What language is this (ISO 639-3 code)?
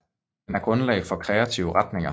dan